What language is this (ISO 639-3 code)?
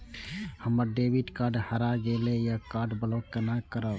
mai